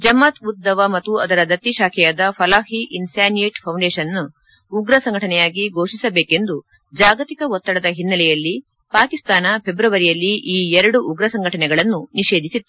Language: Kannada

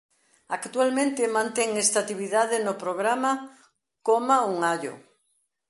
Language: Galician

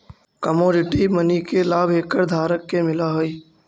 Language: Magahi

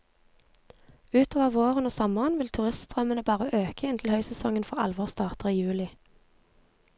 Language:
Norwegian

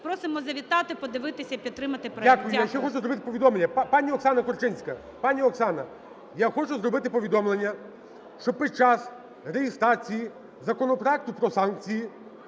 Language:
Ukrainian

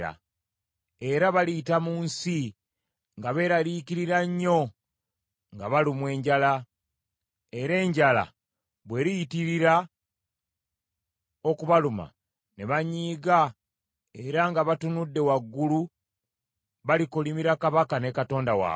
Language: Ganda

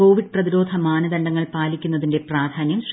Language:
Malayalam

